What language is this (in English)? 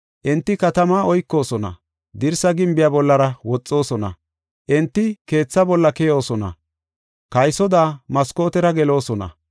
Gofa